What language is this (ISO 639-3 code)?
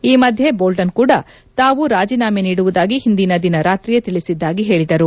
kan